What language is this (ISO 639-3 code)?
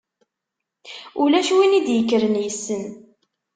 kab